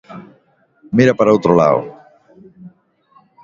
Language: Galician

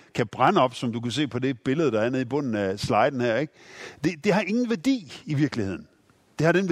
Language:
Danish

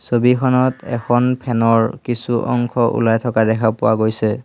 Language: Assamese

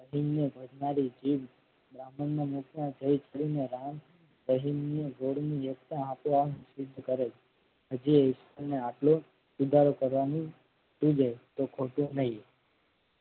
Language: Gujarati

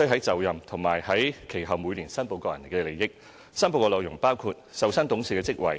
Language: Cantonese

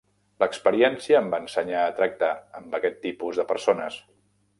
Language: Catalan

